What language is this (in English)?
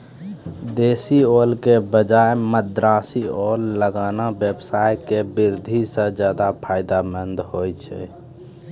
Maithili